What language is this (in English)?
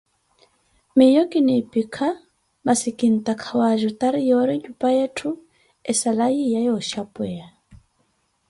Koti